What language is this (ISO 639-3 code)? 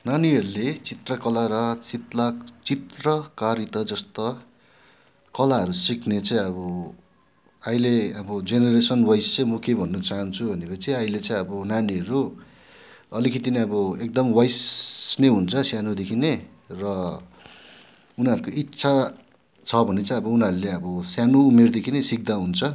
nep